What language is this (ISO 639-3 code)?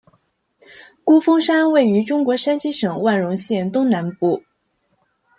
zho